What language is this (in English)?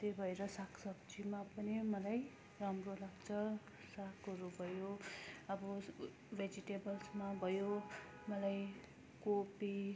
Nepali